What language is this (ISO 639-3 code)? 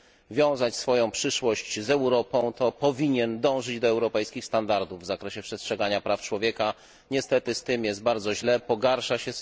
pol